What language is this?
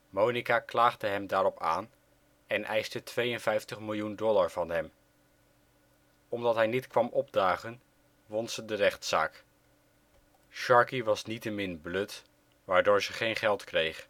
Dutch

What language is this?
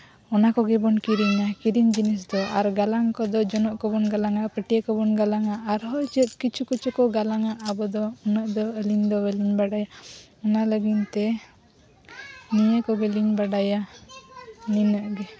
Santali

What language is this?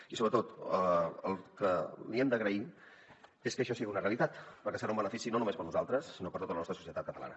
Catalan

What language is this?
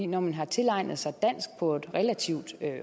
Danish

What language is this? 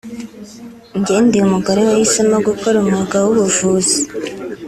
Kinyarwanda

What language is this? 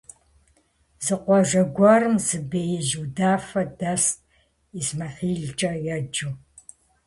Kabardian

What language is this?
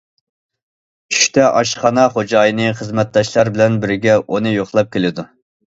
Uyghur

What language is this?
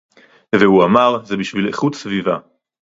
Hebrew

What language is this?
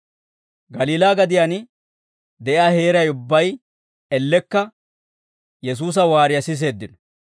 Dawro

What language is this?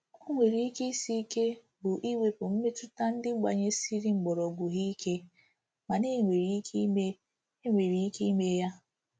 Igbo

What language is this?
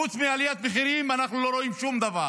Hebrew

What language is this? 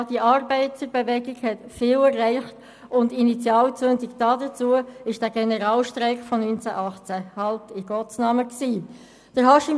Swiss German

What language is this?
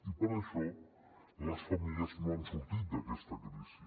Catalan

